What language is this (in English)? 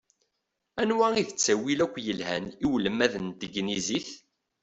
Kabyle